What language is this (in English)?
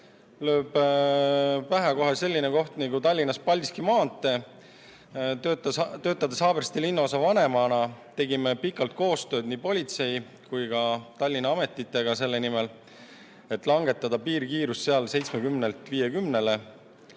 Estonian